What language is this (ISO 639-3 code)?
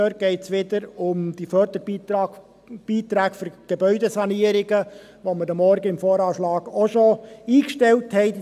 gsw